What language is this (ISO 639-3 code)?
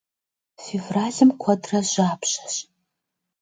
kbd